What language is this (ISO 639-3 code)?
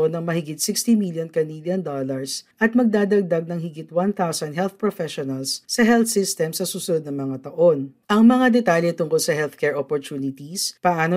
fil